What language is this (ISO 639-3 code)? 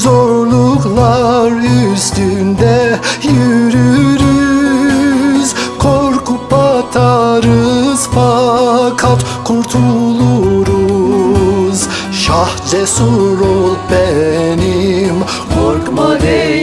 tur